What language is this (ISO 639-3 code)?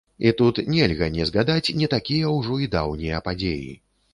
bel